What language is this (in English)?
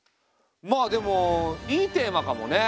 Japanese